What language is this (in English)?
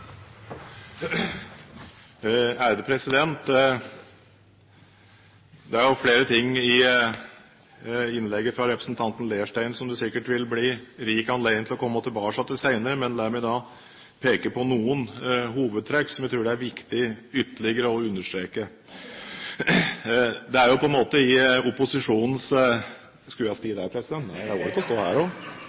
Norwegian Bokmål